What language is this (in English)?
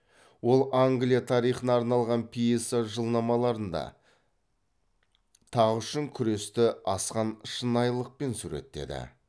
Kazakh